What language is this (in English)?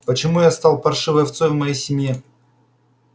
Russian